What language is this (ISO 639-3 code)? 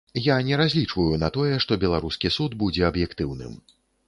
bel